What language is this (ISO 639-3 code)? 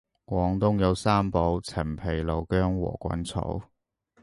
yue